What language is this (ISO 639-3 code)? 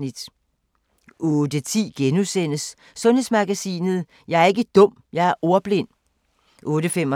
dan